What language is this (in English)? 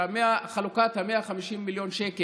Hebrew